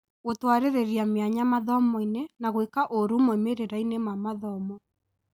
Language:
Kikuyu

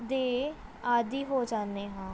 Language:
Punjabi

